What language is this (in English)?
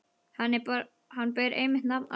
Icelandic